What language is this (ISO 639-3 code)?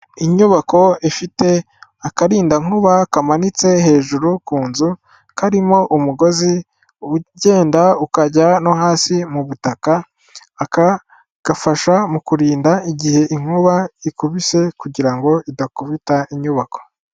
kin